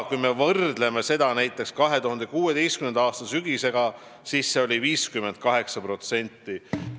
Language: Estonian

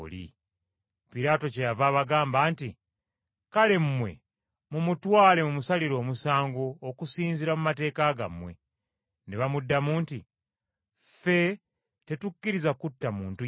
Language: Ganda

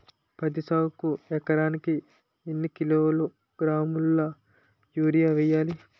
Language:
Telugu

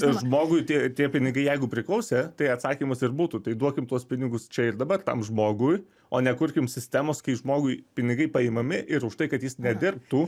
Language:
Lithuanian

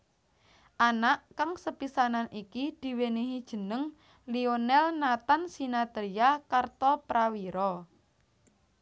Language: Javanese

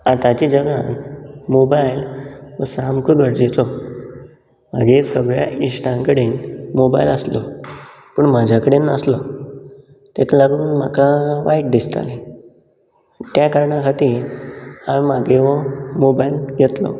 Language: Konkani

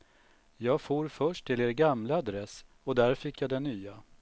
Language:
Swedish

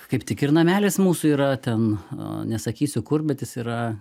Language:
Lithuanian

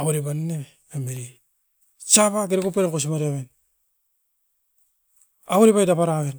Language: Askopan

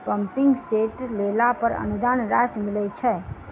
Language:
Maithili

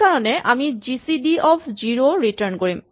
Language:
Assamese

